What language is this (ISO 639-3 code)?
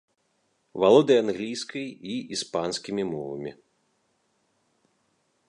bel